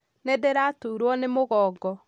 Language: Kikuyu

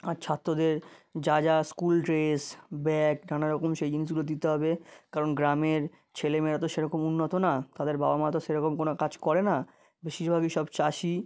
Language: Bangla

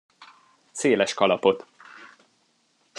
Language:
Hungarian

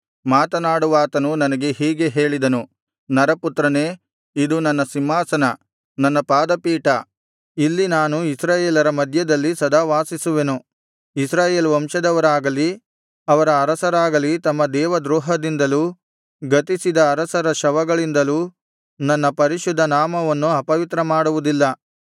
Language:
Kannada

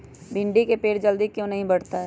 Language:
Magahi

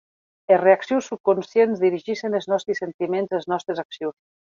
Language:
Occitan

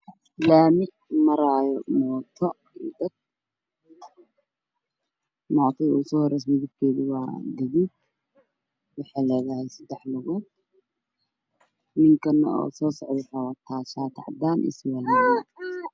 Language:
Somali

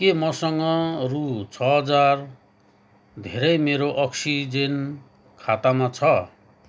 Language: Nepali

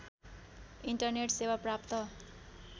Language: Nepali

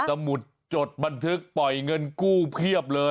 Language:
Thai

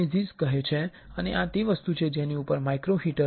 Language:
Gujarati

